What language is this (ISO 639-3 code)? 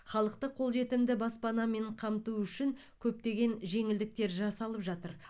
kaz